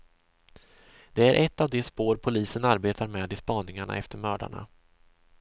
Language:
Swedish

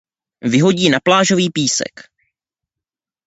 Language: Czech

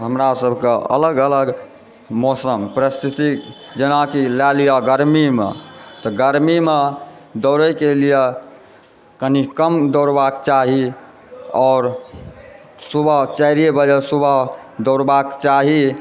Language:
Maithili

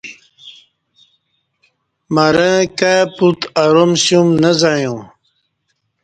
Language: Kati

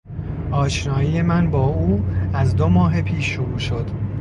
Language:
Persian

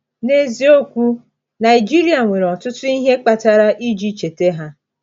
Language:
Igbo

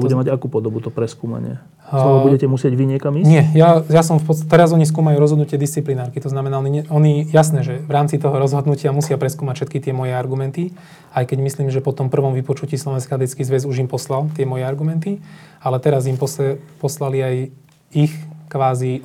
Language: Slovak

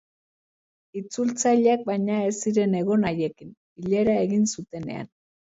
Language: Basque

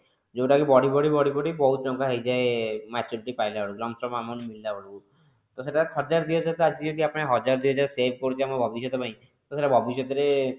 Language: Odia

